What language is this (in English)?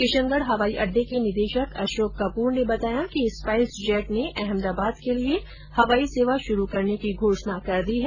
Hindi